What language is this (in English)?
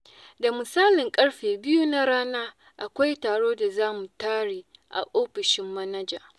Hausa